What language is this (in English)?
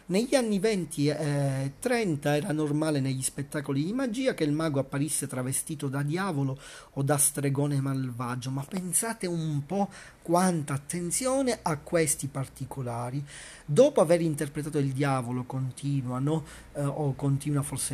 Italian